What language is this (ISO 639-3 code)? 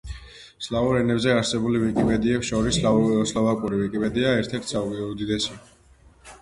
kat